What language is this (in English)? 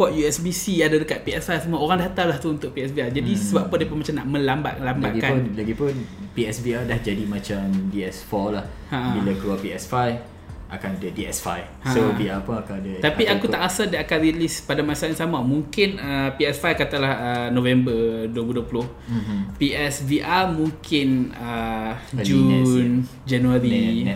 Malay